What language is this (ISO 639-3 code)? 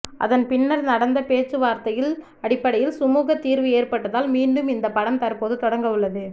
tam